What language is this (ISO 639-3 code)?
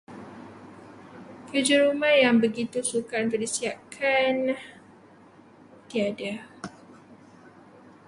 msa